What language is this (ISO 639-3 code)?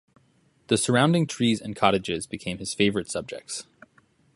eng